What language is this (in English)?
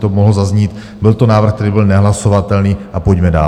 Czech